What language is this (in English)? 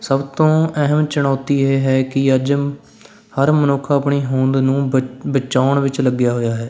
Punjabi